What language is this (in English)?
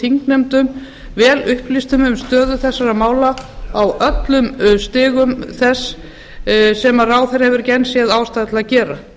Icelandic